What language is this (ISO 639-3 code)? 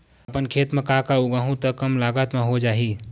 hne